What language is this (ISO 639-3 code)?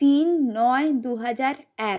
ben